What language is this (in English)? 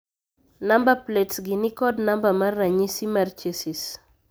Luo (Kenya and Tanzania)